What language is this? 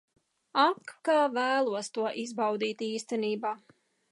Latvian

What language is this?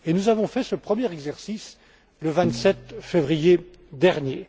French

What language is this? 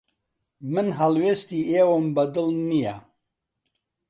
Central Kurdish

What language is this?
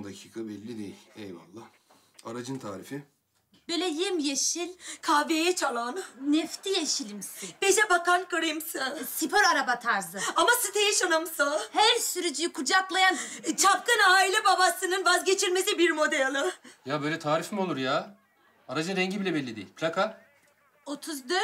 Turkish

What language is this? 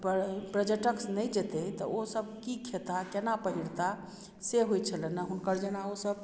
Maithili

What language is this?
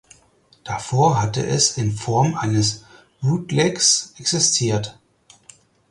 German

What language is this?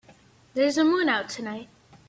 English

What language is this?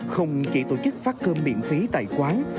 Vietnamese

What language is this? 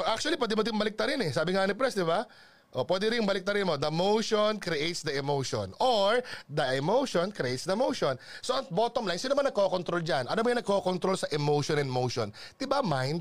Filipino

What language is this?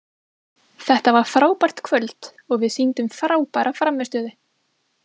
Icelandic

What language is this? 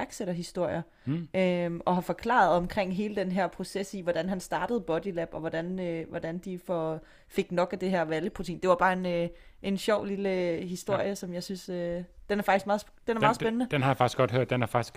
Danish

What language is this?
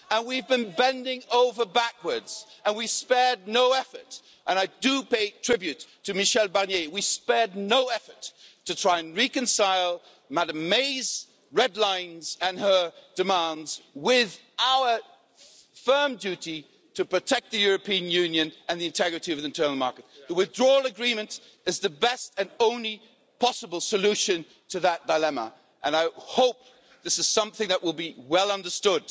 English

